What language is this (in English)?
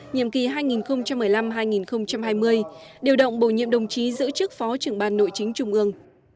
Vietnamese